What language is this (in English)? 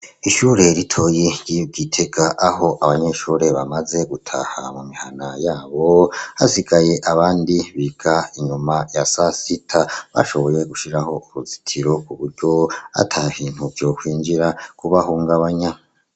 Rundi